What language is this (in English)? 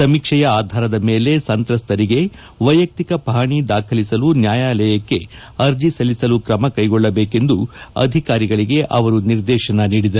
Kannada